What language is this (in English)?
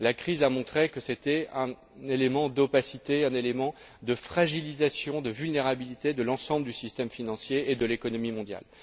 French